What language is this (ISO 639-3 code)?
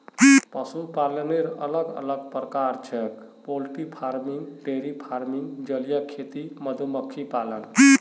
mag